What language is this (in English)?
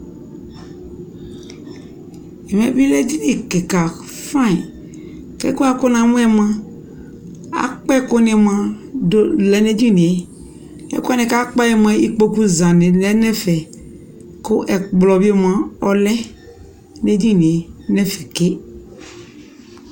Ikposo